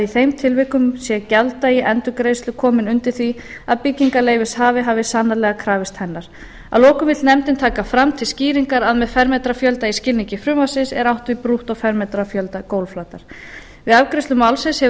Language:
Icelandic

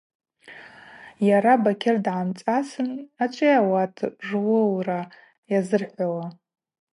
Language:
Abaza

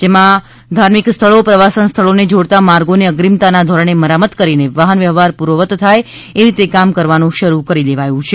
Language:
Gujarati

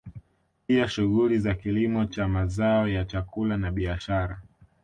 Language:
Swahili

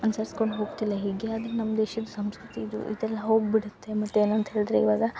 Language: Kannada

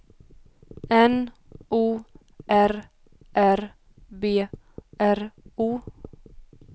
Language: Swedish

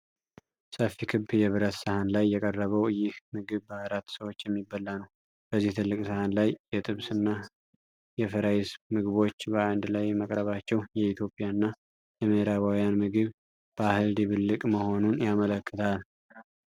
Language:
Amharic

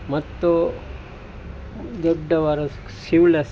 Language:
Kannada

